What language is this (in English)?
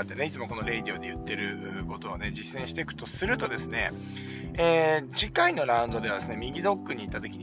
Japanese